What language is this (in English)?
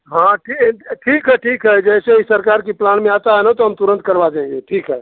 Hindi